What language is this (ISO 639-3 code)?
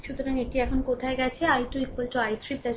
ben